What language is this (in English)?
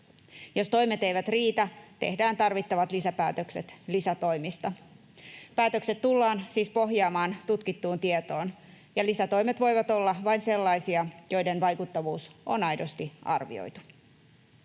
Finnish